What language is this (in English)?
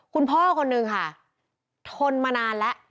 Thai